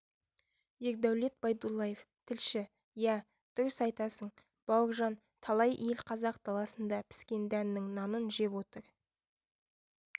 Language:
Kazakh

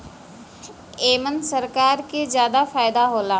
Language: Bhojpuri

